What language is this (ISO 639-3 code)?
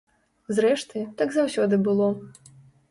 bel